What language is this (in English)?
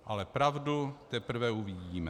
Czech